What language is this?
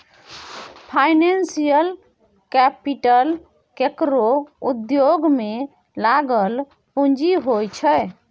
Maithili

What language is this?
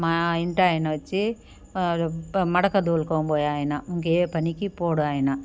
Telugu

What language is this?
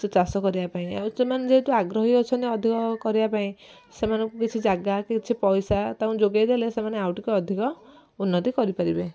Odia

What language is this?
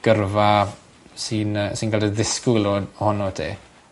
Welsh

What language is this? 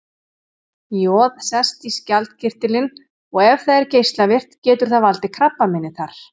Icelandic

